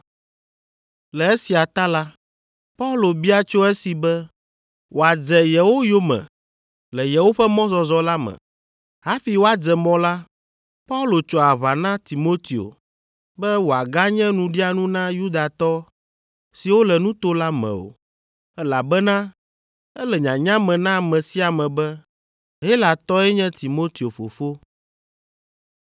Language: Ewe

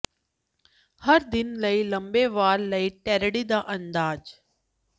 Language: Punjabi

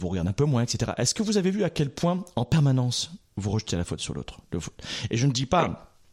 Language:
French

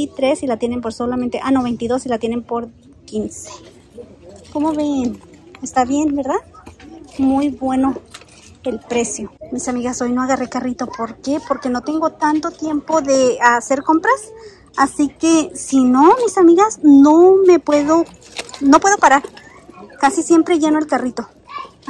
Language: Spanish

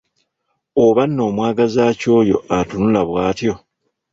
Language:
Ganda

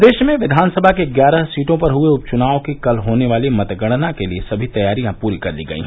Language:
Hindi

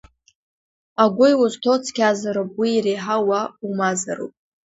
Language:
Abkhazian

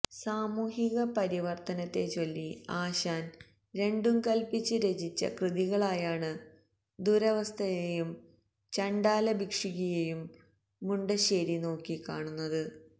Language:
Malayalam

